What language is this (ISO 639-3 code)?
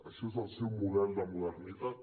cat